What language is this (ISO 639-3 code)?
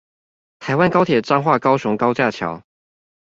zho